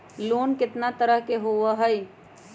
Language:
Magahi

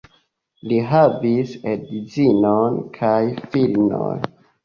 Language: Esperanto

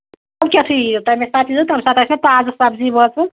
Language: Kashmiri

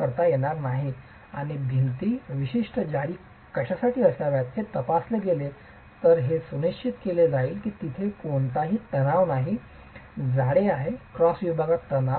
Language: Marathi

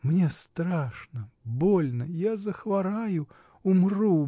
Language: Russian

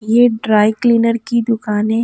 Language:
Hindi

